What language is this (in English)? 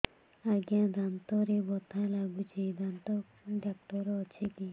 Odia